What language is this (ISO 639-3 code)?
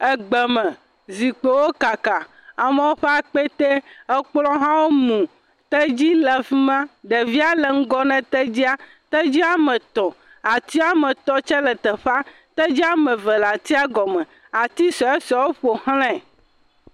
ewe